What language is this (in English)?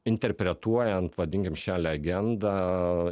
Lithuanian